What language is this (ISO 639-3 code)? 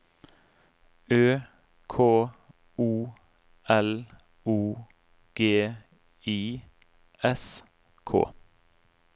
nor